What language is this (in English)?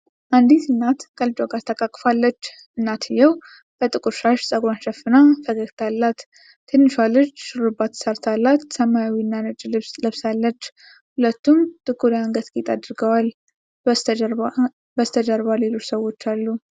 Amharic